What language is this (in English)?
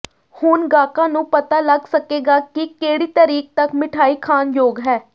Punjabi